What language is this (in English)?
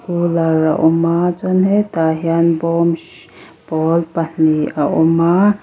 Mizo